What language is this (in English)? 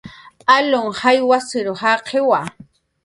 Jaqaru